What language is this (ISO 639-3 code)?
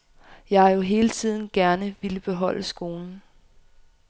dan